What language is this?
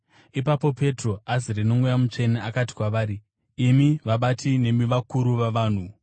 Shona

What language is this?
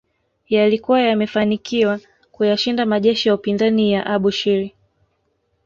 Swahili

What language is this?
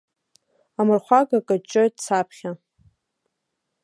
Abkhazian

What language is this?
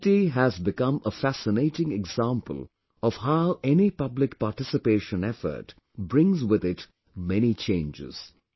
English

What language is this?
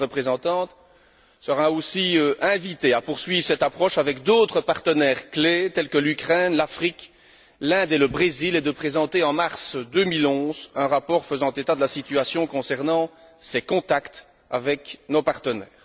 French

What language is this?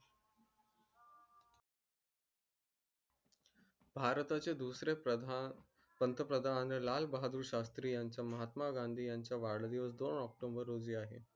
Marathi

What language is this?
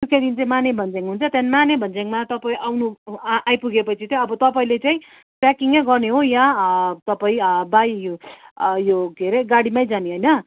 Nepali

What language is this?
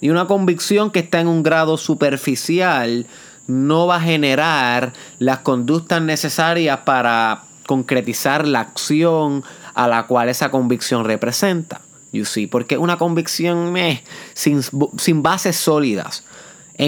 Spanish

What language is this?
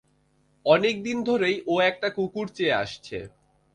Bangla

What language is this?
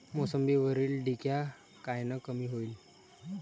Marathi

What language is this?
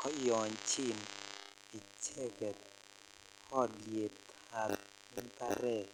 Kalenjin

